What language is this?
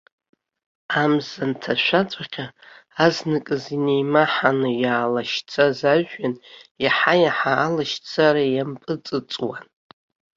Abkhazian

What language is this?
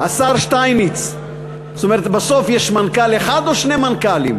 Hebrew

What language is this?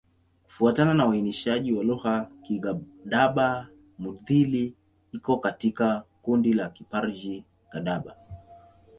Swahili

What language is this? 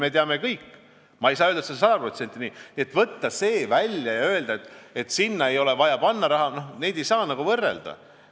Estonian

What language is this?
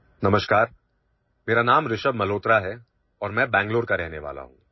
Assamese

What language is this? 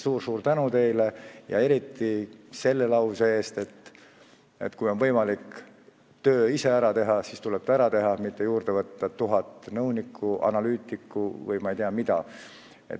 Estonian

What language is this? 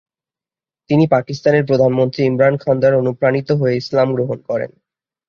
Bangla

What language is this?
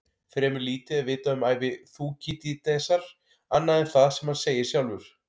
Icelandic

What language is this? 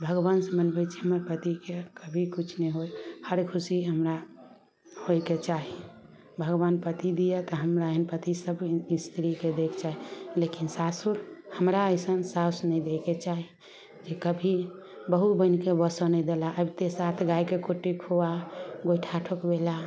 Maithili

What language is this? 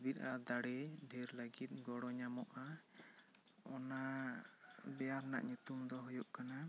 Santali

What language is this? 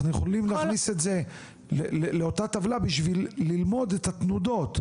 Hebrew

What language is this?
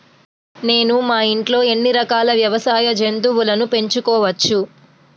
Telugu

